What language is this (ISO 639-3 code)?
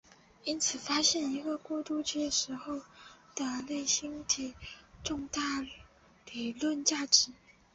zho